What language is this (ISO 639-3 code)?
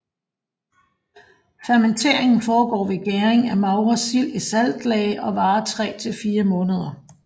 dan